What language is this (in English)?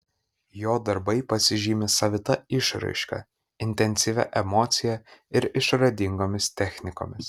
Lithuanian